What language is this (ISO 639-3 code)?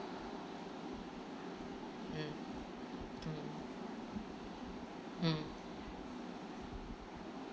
eng